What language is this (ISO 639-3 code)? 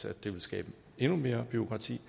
dan